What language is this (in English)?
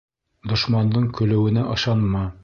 Bashkir